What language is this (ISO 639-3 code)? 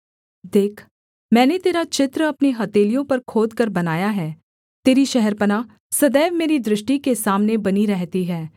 hin